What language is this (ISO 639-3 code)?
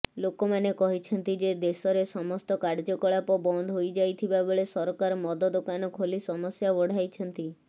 ori